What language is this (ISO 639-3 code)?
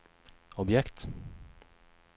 swe